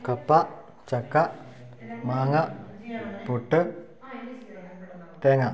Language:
Malayalam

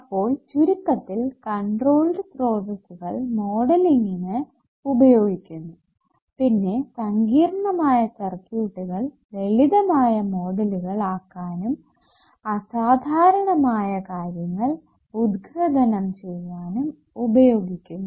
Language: Malayalam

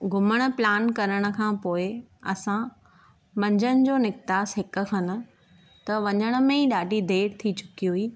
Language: Sindhi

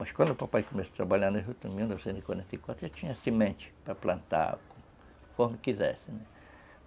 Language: Portuguese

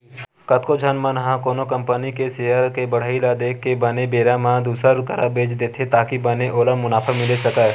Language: Chhattisgarhi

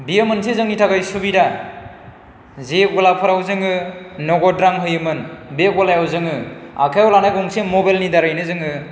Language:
Bodo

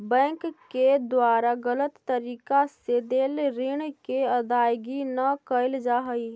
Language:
Magahi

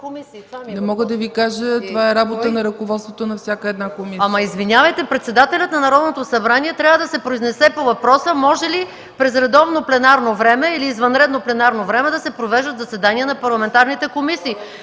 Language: Bulgarian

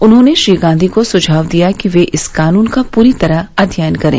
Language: Hindi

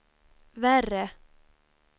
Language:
Swedish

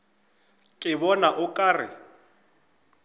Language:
Northern Sotho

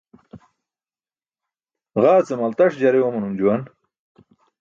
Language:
Burushaski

